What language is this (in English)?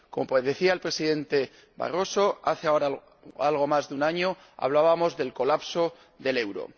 Spanish